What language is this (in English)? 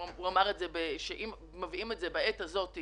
Hebrew